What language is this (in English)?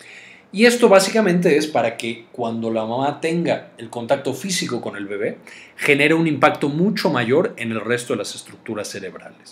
Spanish